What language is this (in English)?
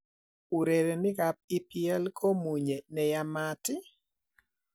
Kalenjin